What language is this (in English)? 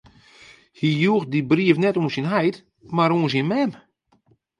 Western Frisian